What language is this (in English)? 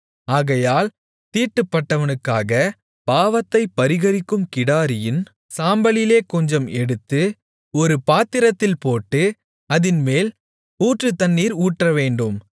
Tamil